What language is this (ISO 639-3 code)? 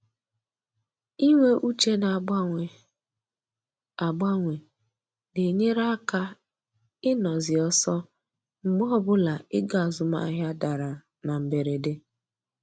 ibo